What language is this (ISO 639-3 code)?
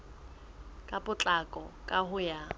sot